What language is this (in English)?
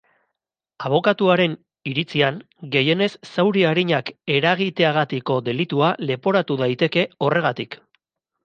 Basque